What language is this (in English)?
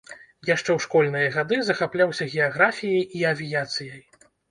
Belarusian